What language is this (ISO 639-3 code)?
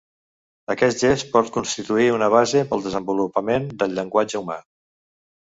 cat